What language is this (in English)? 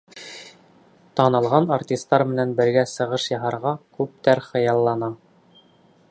Bashkir